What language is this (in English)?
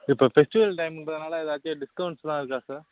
Tamil